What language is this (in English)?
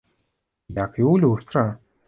Belarusian